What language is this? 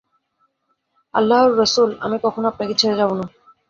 Bangla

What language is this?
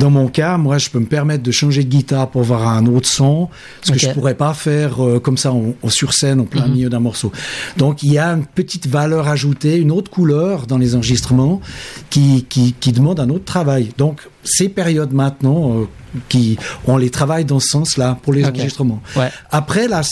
French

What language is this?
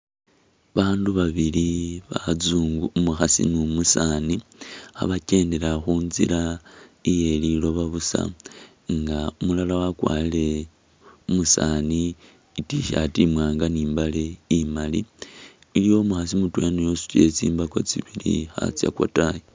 Masaaba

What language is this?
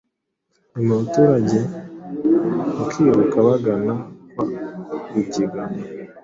Kinyarwanda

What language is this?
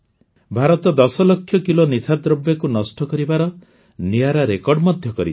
Odia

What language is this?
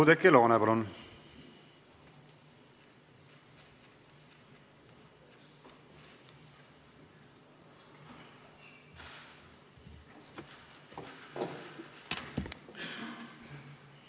Estonian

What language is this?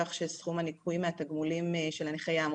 Hebrew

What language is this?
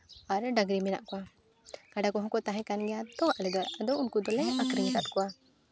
Santali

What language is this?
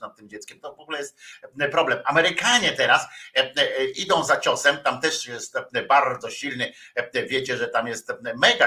Polish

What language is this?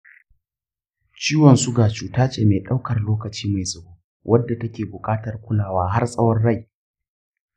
Hausa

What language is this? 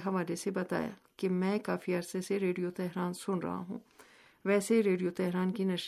Urdu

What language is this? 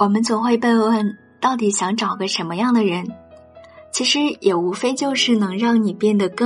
Chinese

